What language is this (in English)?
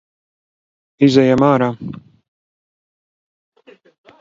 Latvian